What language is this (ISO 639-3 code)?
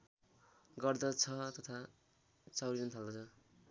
nep